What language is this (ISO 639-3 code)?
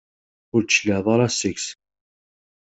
kab